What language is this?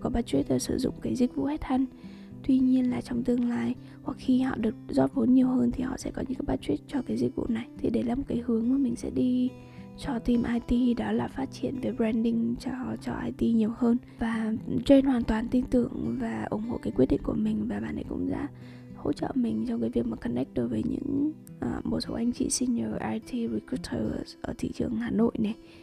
Vietnamese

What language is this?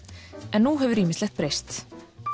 Icelandic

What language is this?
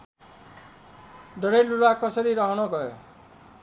Nepali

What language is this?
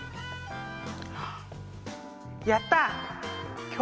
Japanese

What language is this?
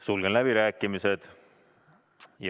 Estonian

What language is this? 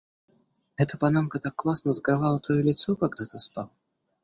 Russian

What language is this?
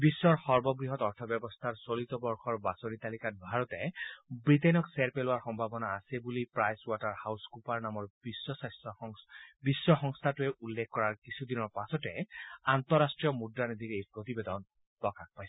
Assamese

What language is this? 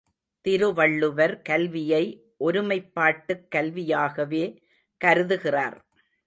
Tamil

